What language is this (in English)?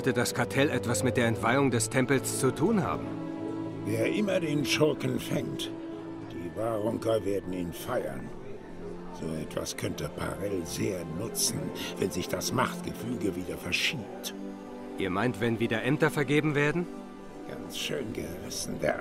German